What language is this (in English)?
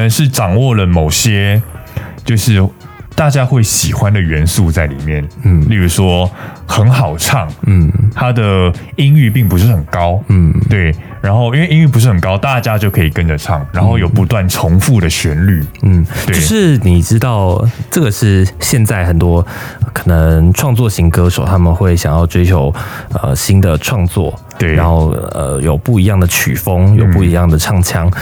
Chinese